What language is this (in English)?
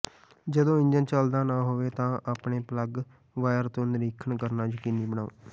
Punjabi